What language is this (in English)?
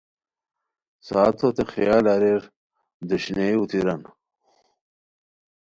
Khowar